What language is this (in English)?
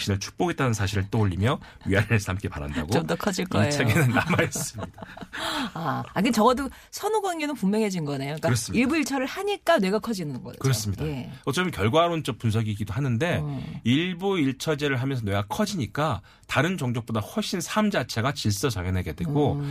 Korean